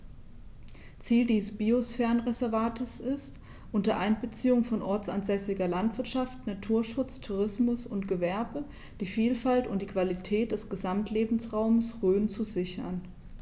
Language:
German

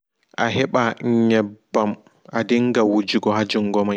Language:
Fula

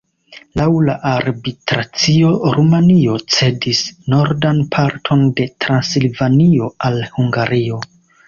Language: Esperanto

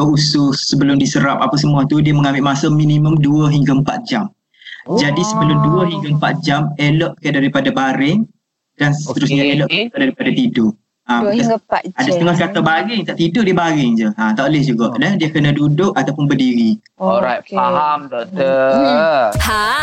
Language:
Malay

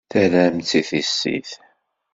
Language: Kabyle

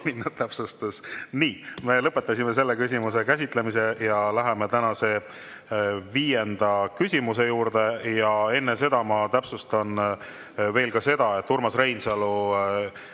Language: Estonian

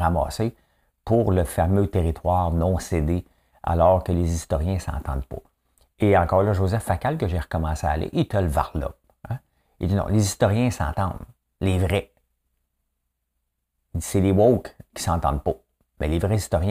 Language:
French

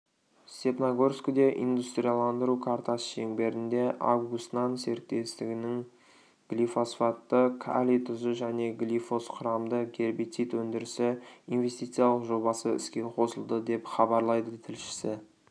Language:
Kazakh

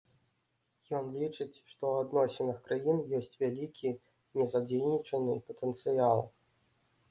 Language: Belarusian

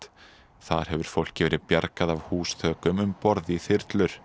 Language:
Icelandic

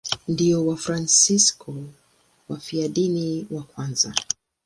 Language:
Swahili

